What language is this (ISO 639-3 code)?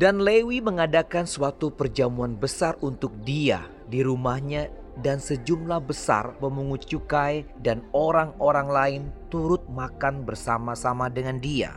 ind